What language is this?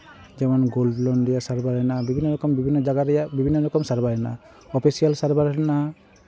Santali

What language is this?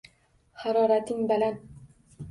Uzbek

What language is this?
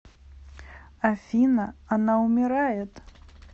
Russian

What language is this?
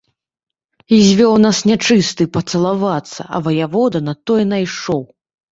Belarusian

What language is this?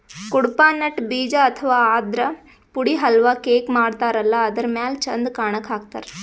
Kannada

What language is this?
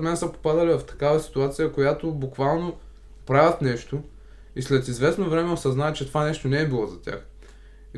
Bulgarian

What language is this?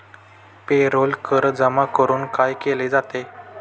Marathi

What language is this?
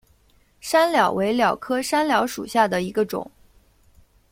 Chinese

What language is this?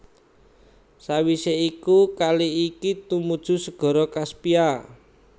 Javanese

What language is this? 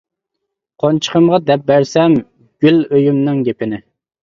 Uyghur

